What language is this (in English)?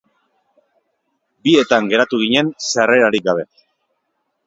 Basque